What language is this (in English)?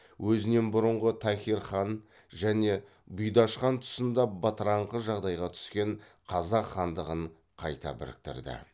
Kazakh